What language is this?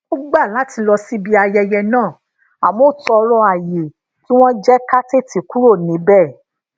Yoruba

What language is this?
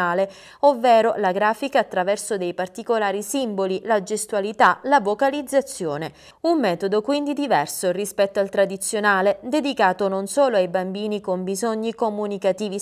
Italian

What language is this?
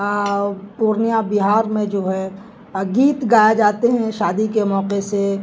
Urdu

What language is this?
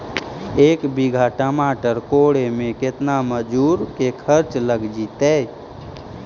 Magahi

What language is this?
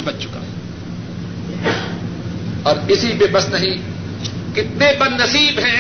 Urdu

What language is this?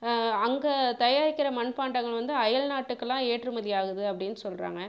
Tamil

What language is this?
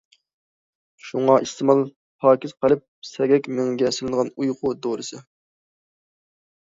Uyghur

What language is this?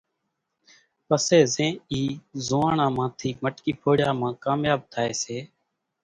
Kachi Koli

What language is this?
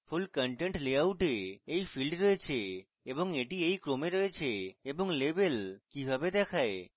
Bangla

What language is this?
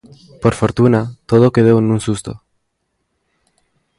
Galician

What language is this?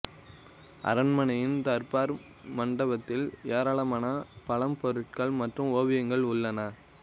Tamil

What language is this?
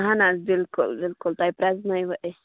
Kashmiri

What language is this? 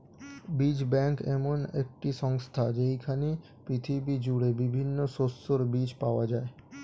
Bangla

